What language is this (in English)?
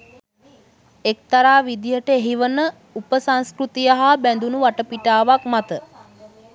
Sinhala